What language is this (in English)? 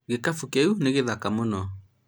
Kikuyu